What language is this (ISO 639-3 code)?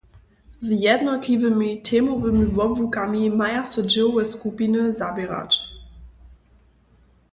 hsb